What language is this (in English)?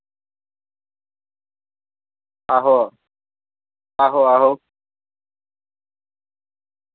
Dogri